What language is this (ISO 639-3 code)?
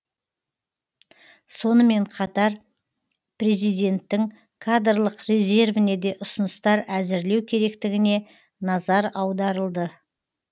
kaz